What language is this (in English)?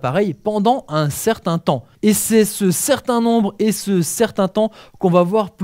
French